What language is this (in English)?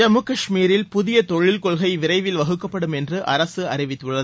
Tamil